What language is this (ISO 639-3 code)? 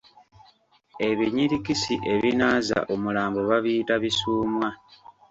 lug